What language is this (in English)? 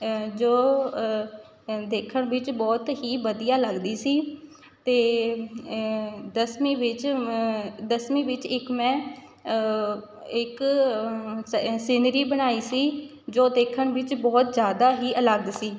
Punjabi